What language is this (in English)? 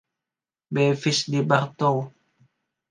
Indonesian